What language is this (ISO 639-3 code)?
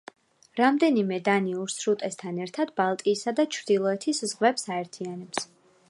kat